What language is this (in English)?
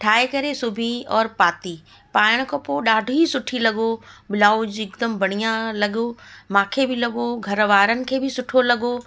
Sindhi